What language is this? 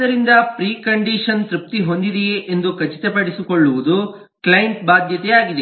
Kannada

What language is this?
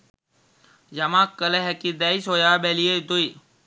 Sinhala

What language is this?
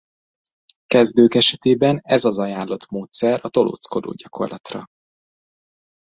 Hungarian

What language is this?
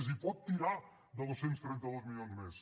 Catalan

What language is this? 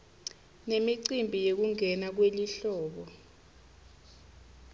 Swati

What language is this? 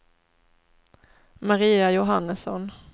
Swedish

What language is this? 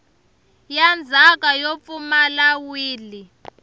Tsonga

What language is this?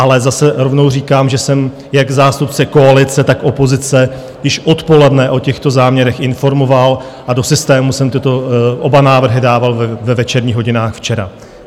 Czech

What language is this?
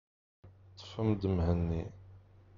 Kabyle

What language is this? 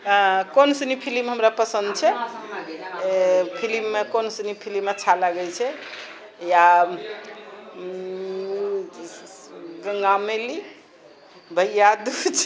Maithili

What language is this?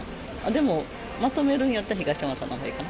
Japanese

